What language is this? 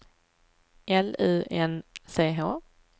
Swedish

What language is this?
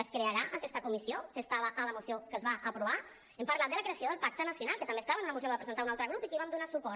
Catalan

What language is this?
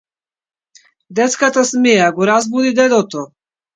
Macedonian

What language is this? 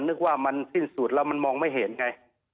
Thai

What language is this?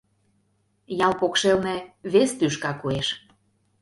Mari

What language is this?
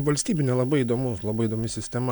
Lithuanian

